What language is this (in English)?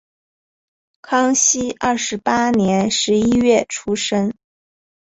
Chinese